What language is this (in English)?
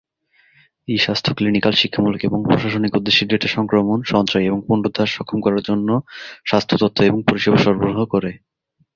Bangla